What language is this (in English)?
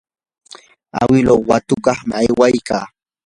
Yanahuanca Pasco Quechua